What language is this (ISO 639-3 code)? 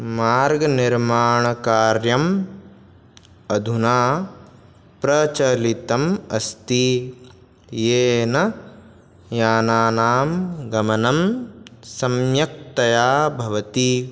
san